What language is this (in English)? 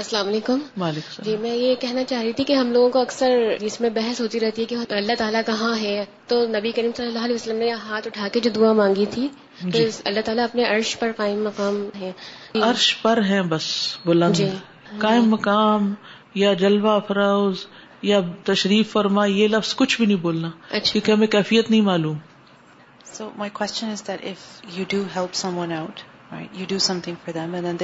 Urdu